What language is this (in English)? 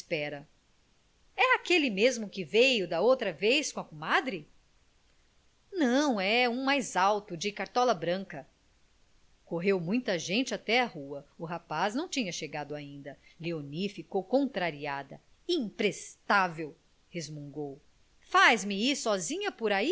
Portuguese